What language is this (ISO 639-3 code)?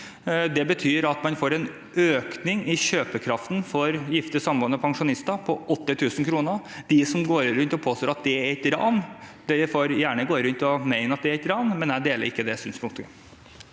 nor